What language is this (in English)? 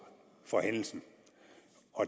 Danish